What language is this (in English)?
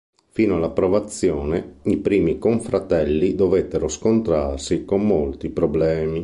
Italian